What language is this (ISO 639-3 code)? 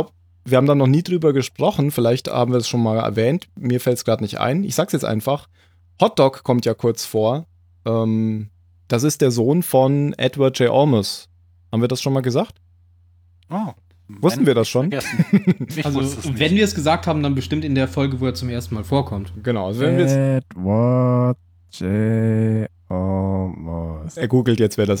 deu